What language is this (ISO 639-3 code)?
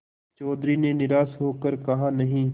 hin